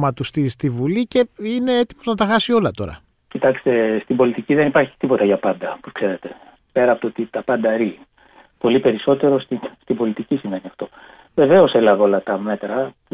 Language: Greek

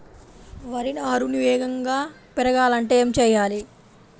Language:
Telugu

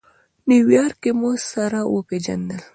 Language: Pashto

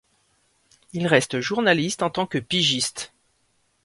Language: French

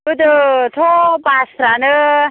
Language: Bodo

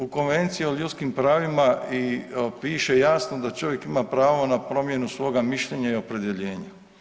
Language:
Croatian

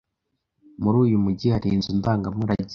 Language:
Kinyarwanda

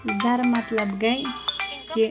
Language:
Kashmiri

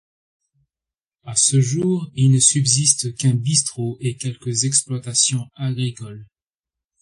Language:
French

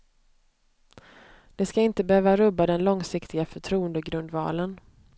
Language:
Swedish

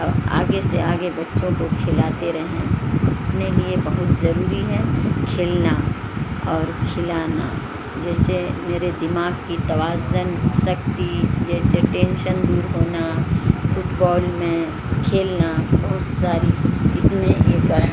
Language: Urdu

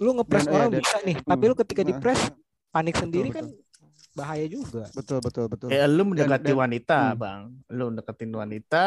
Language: Indonesian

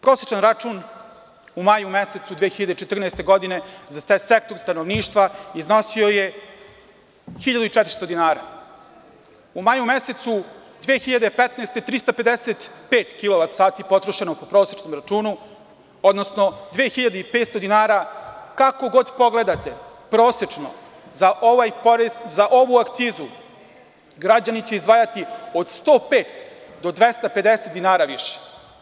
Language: Serbian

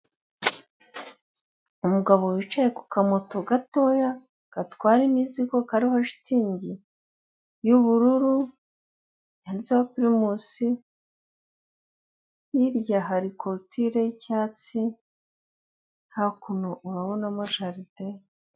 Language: Kinyarwanda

